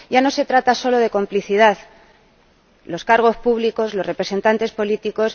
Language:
Spanish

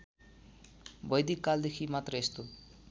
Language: Nepali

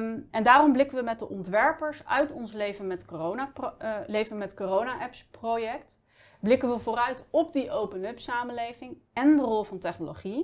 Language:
Dutch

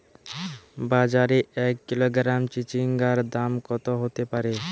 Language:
Bangla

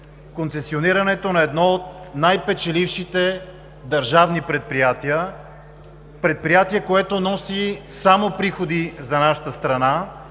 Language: Bulgarian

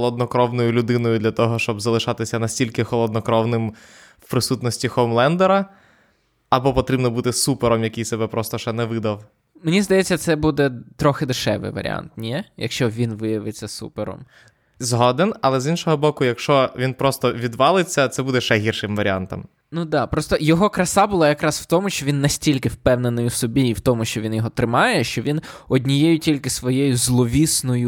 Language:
Ukrainian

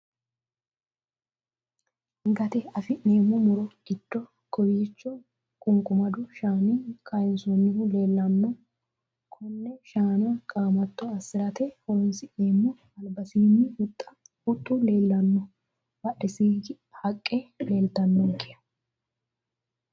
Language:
Sidamo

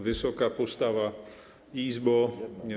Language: Polish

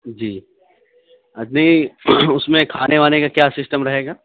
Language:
Urdu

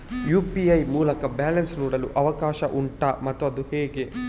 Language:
Kannada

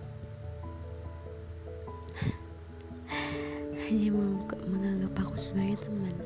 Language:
Indonesian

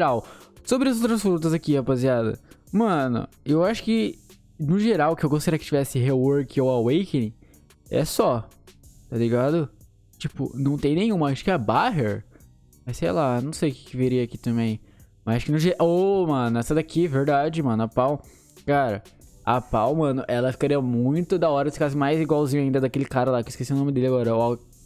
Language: Portuguese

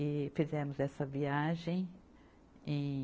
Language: Portuguese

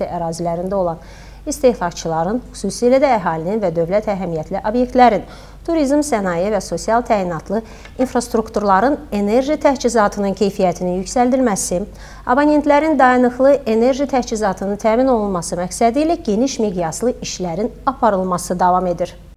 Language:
Turkish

